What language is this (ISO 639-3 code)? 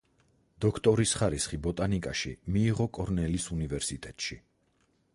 kat